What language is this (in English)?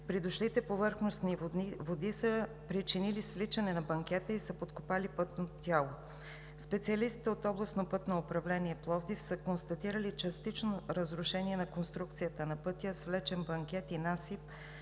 Bulgarian